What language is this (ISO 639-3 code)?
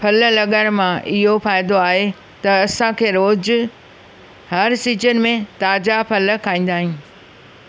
snd